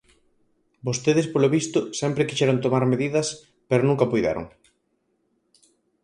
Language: Galician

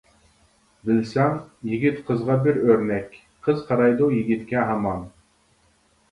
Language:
Uyghur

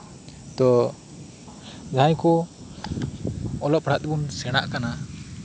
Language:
Santali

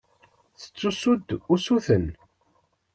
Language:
Kabyle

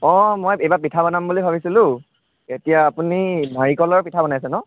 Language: Assamese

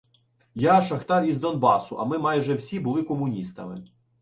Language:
Ukrainian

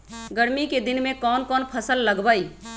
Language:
Magahi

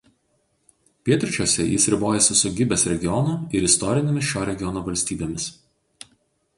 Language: Lithuanian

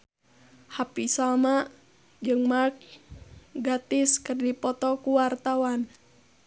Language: Sundanese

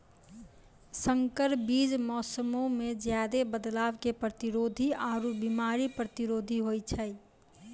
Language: Maithili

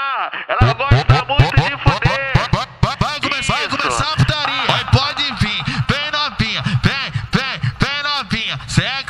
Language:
Portuguese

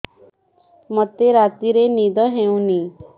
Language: Odia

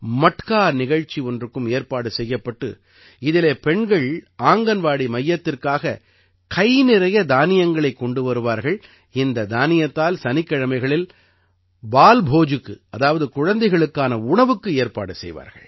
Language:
Tamil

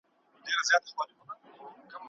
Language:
Pashto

